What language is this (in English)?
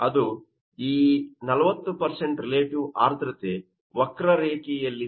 Kannada